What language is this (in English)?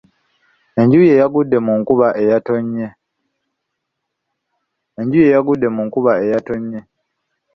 Ganda